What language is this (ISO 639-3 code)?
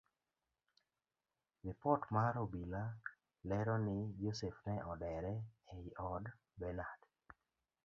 luo